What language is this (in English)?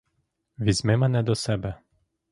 Ukrainian